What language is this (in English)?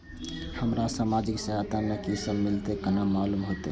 Maithili